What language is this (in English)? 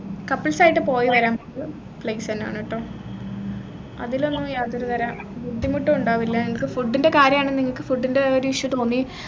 Malayalam